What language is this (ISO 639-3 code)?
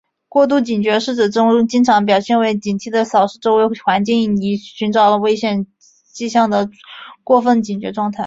zho